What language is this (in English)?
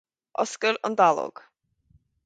Irish